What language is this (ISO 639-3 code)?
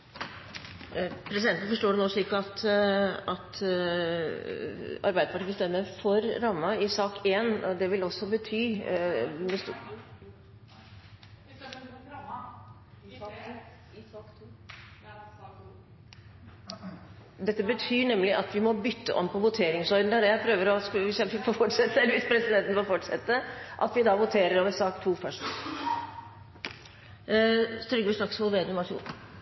nob